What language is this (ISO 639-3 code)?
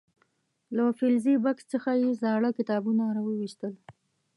pus